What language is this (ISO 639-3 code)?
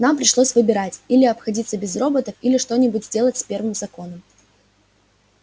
rus